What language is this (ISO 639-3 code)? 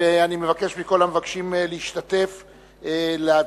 heb